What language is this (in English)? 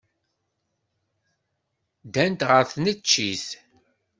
Kabyle